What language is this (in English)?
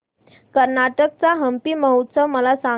Marathi